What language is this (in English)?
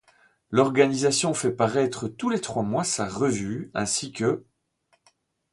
French